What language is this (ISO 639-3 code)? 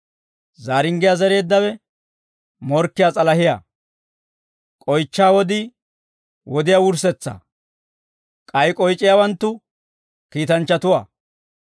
dwr